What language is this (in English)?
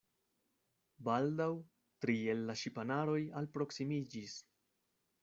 Esperanto